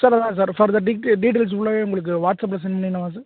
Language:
Tamil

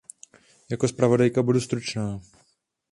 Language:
Czech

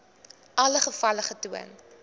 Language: Afrikaans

